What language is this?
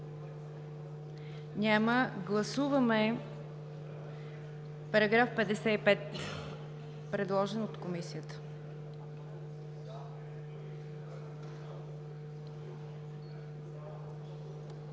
Bulgarian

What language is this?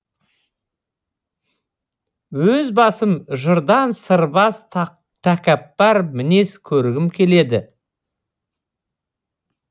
Kazakh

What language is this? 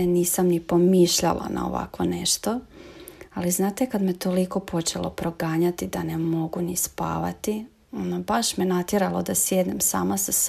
Croatian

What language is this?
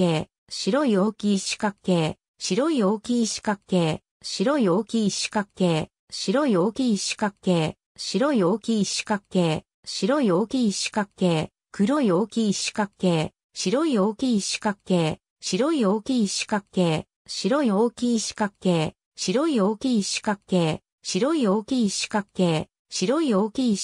Japanese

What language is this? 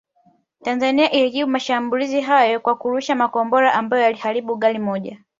Swahili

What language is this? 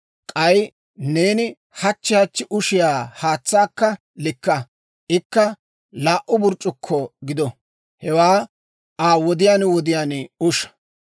Dawro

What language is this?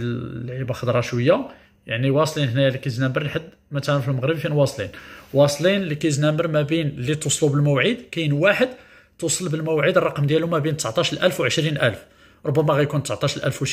Arabic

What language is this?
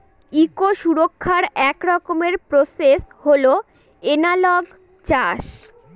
Bangla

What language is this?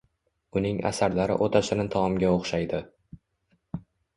Uzbek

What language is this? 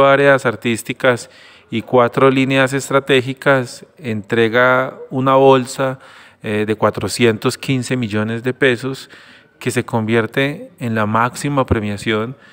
Spanish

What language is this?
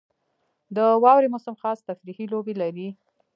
Pashto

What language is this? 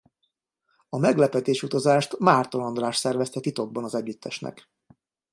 Hungarian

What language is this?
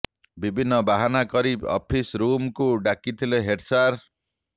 Odia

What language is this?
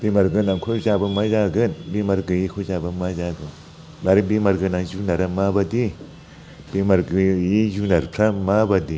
Bodo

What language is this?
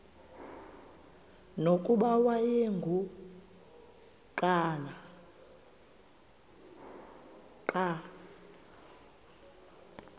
Xhosa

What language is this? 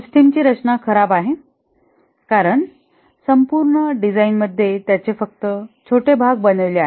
Marathi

